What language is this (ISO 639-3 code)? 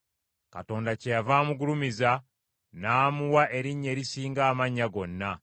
lug